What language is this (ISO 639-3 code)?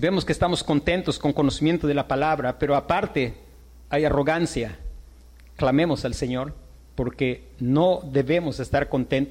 spa